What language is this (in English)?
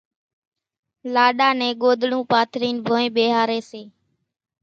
Kachi Koli